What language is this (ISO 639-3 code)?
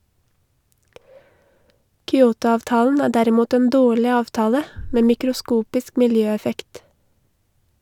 nor